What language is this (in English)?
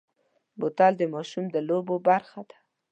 Pashto